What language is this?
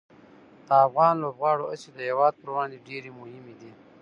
Pashto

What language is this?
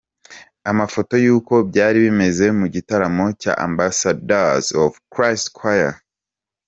Kinyarwanda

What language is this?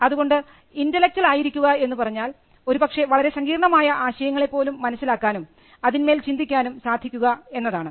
Malayalam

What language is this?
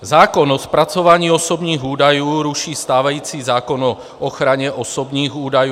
Czech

